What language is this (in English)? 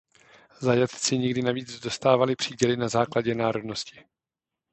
Czech